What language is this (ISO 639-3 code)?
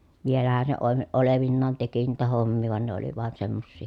fin